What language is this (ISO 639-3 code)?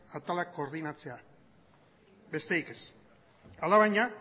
eus